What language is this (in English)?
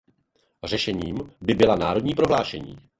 Czech